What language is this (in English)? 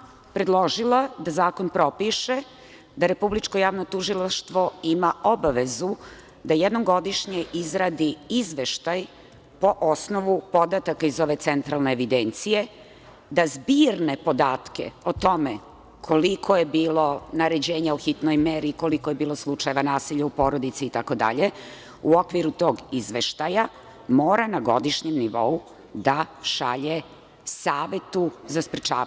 Serbian